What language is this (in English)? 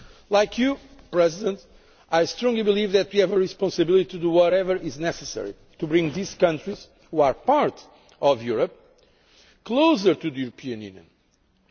English